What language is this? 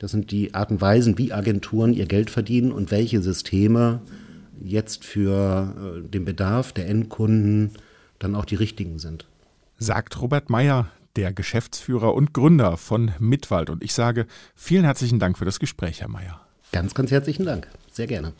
German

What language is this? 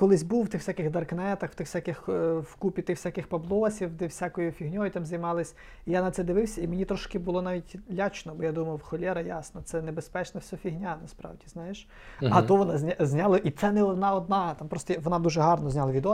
Ukrainian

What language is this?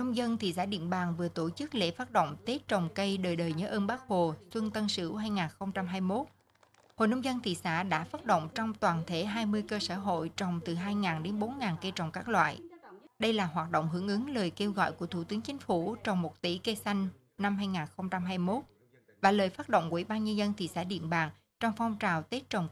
Vietnamese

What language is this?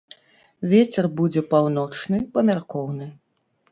Belarusian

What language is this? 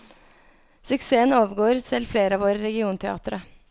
Norwegian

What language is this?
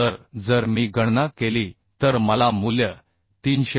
Marathi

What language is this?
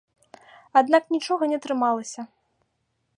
Belarusian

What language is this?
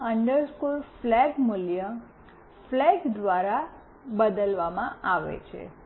Gujarati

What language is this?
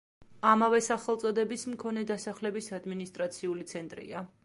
Georgian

